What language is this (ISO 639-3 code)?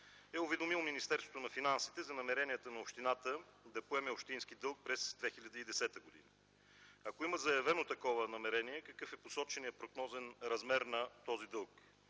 bul